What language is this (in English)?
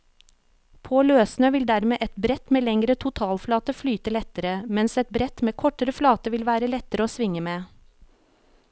Norwegian